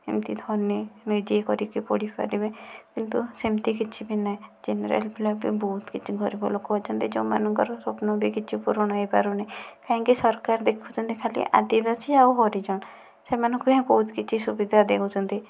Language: Odia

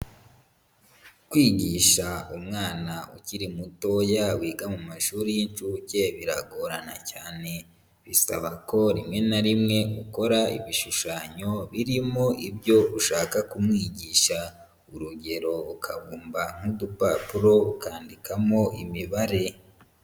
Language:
Kinyarwanda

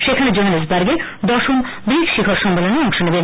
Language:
Bangla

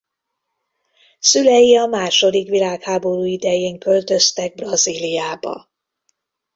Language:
Hungarian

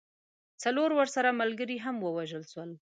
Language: Pashto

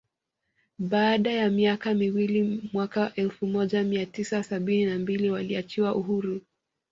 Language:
Swahili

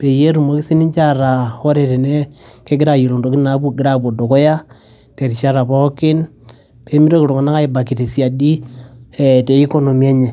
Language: Masai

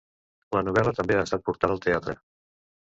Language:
Catalan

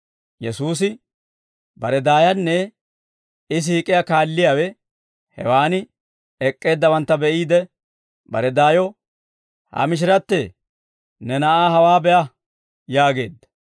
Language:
Dawro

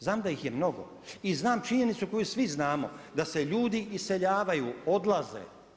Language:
Croatian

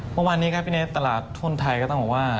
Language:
Thai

